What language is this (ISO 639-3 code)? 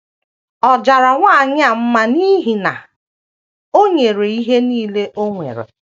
ibo